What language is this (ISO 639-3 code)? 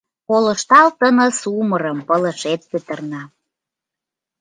chm